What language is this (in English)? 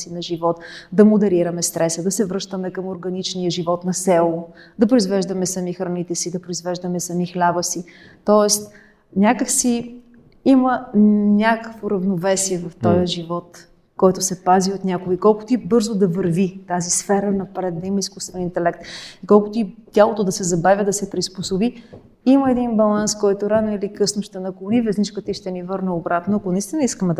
Bulgarian